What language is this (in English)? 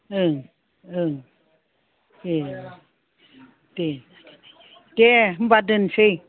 Bodo